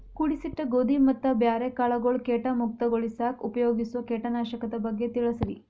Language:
Kannada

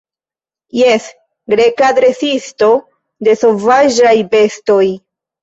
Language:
Esperanto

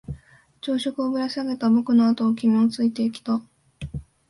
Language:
Japanese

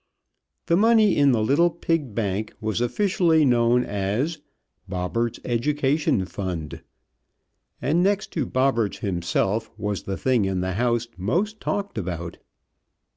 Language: English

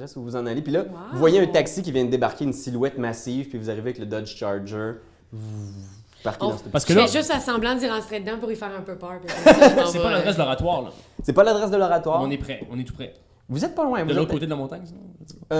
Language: French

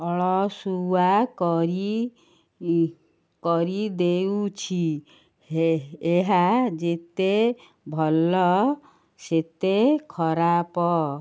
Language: Odia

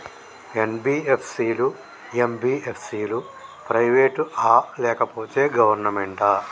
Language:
Telugu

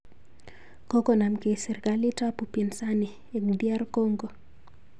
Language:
Kalenjin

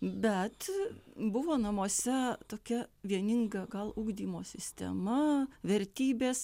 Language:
Lithuanian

